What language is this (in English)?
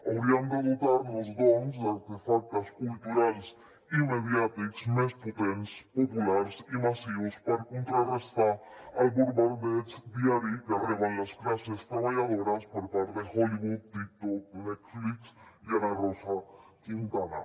Catalan